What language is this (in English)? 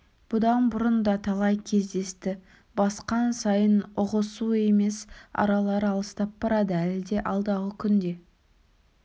Kazakh